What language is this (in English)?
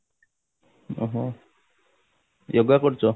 Odia